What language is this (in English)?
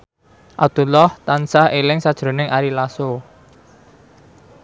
Javanese